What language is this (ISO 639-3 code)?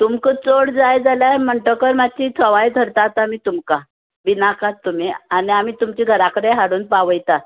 kok